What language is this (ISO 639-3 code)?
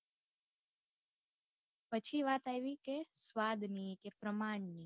guj